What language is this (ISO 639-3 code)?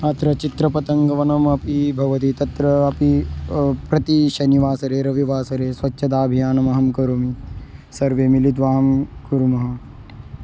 san